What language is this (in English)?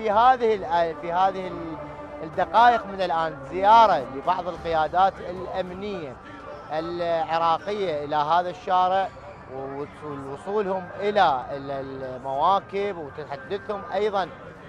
Arabic